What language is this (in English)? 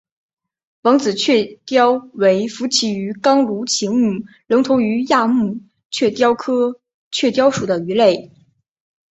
Chinese